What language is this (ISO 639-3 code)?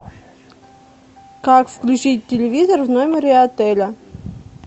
rus